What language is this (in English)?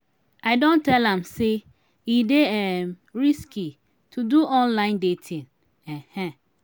Nigerian Pidgin